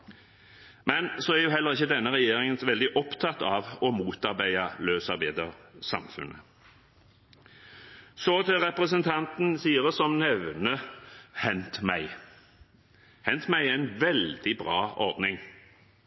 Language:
Norwegian Bokmål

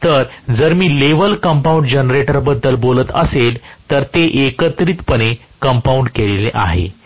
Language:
Marathi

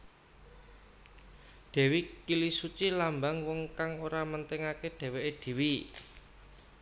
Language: Javanese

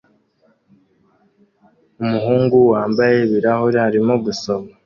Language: Kinyarwanda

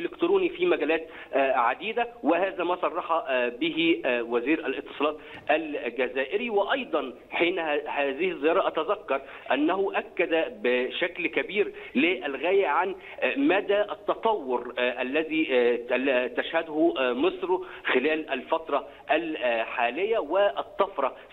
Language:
Arabic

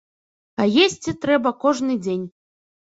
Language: Belarusian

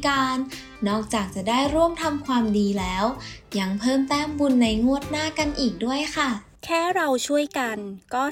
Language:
Thai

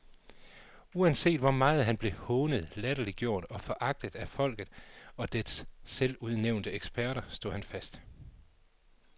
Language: Danish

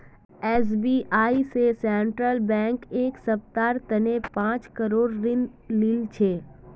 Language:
Magahi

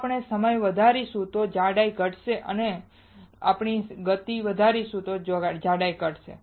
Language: Gujarati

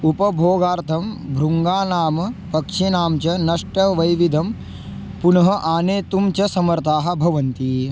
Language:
Sanskrit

